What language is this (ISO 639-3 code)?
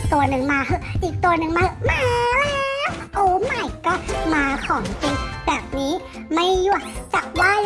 tha